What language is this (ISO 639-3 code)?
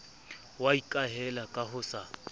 sot